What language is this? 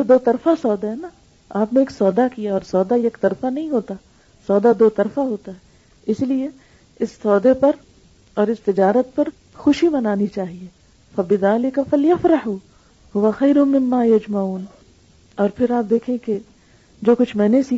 Urdu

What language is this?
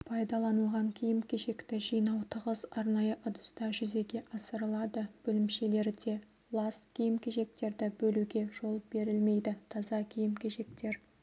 Kazakh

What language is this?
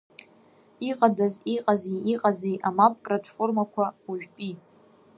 Abkhazian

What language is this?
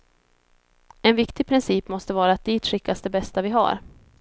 Swedish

